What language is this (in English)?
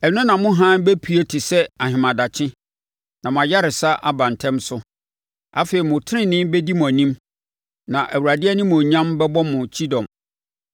Akan